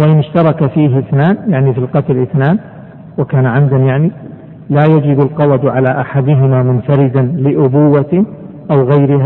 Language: Arabic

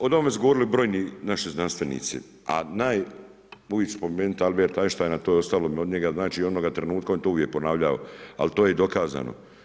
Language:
Croatian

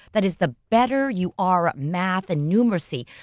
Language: English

